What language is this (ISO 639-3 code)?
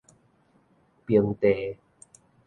nan